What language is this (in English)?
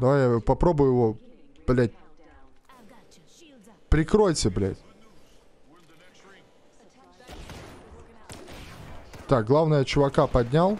Russian